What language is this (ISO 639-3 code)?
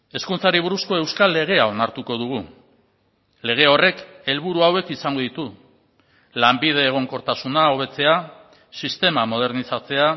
eus